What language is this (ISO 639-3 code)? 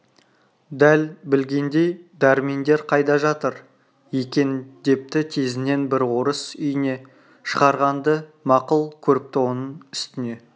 kaz